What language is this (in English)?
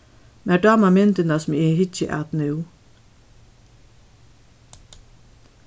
Faroese